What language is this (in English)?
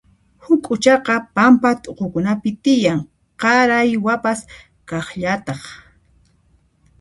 Puno Quechua